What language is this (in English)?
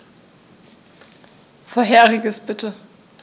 German